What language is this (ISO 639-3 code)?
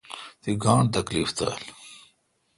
xka